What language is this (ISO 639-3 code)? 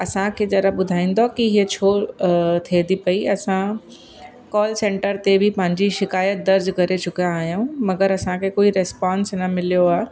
snd